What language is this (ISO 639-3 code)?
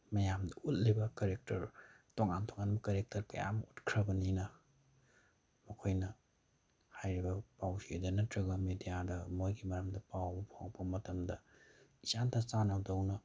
mni